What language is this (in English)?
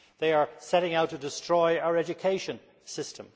English